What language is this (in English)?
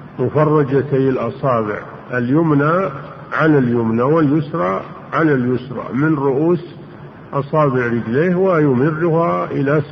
Arabic